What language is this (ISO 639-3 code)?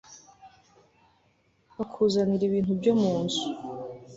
kin